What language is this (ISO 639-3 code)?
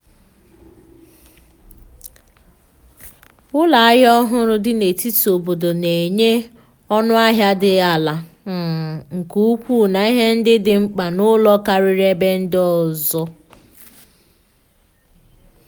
ibo